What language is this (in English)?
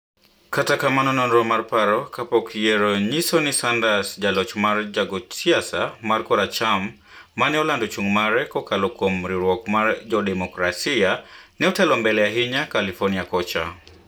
Luo (Kenya and Tanzania)